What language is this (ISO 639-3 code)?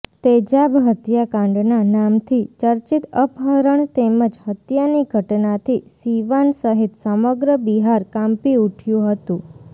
guj